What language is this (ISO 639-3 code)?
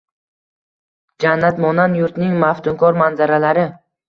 uzb